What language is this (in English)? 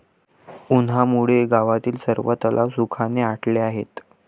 Marathi